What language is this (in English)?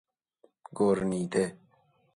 Persian